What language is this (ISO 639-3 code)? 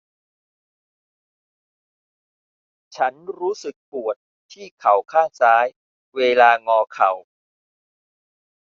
tha